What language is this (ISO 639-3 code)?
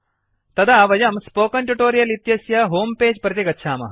san